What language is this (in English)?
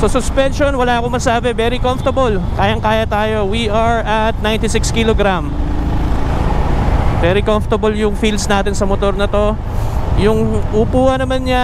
Filipino